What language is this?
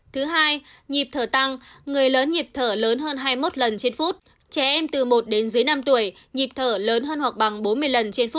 Vietnamese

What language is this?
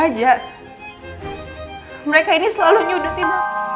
Indonesian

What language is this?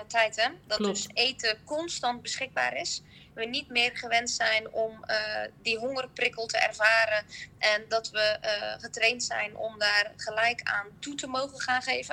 Dutch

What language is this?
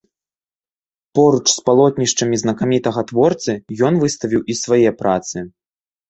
Belarusian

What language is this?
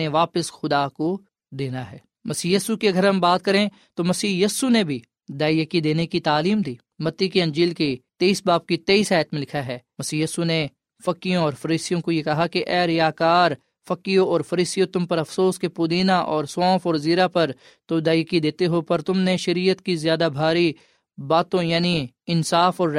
Urdu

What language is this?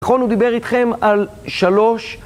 Hebrew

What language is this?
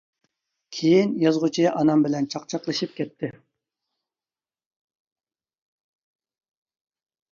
Uyghur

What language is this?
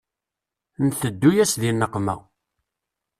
Kabyle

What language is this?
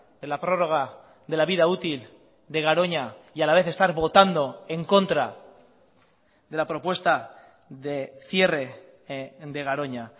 Spanish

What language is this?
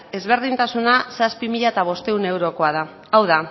Basque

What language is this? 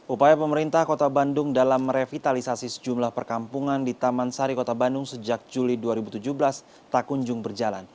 Indonesian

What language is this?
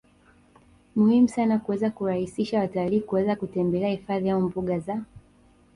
Swahili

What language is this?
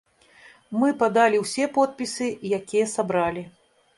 Belarusian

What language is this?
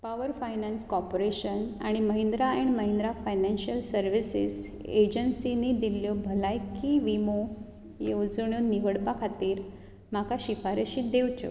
Konkani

